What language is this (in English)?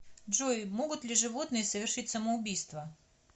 Russian